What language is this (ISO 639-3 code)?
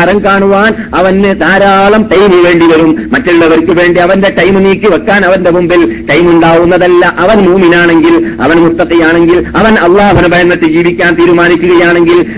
mal